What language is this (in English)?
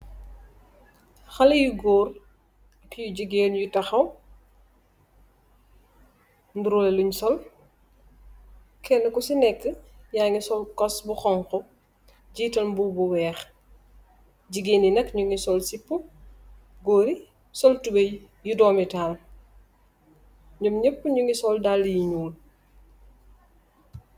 Wolof